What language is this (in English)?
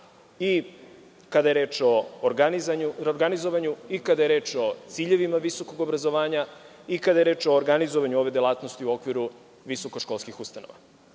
Serbian